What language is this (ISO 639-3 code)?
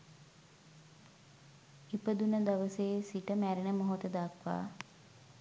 sin